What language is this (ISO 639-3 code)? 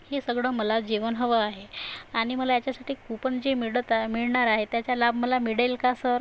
mar